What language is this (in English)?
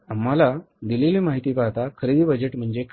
Marathi